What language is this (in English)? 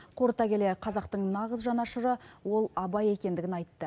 Kazakh